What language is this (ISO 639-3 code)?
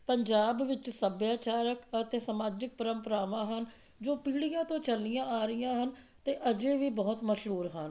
pan